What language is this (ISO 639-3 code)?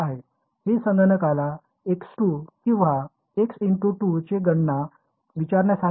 mar